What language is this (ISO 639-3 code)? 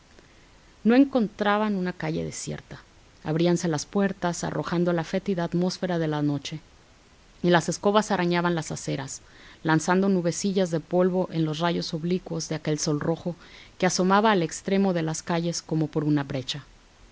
spa